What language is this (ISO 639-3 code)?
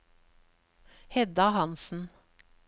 nor